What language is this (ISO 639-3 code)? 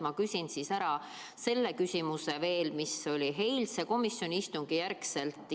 est